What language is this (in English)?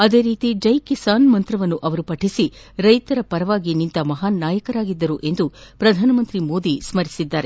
Kannada